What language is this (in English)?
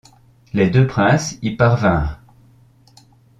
French